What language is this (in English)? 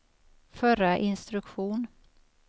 Swedish